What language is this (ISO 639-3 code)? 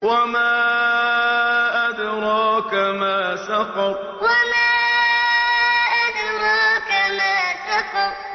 ara